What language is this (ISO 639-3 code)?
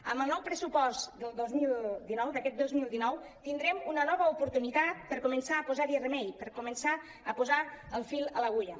cat